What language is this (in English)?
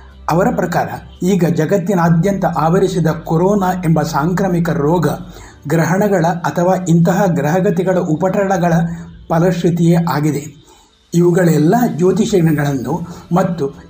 Kannada